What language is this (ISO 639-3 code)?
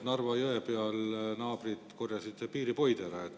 est